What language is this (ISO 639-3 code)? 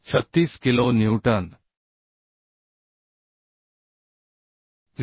mar